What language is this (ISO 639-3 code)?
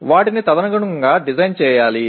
tel